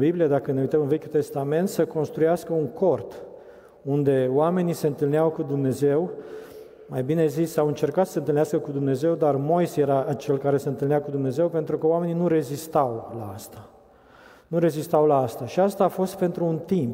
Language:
Romanian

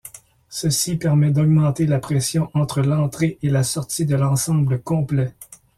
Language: French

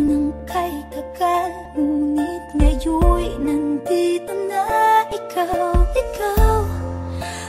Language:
Vietnamese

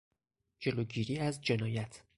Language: Persian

